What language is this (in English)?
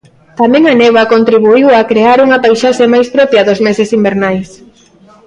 Galician